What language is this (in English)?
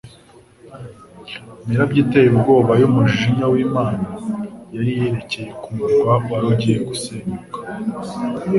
Kinyarwanda